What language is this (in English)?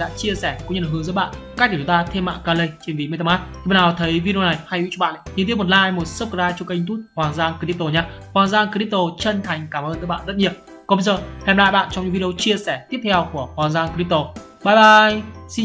Vietnamese